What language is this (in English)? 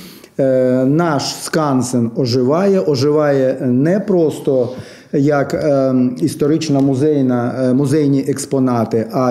Ukrainian